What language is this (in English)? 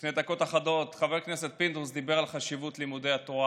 Hebrew